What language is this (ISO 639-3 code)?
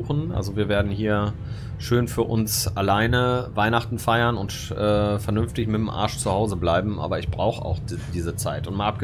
deu